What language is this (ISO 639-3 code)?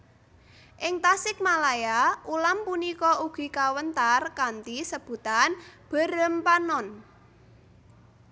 jav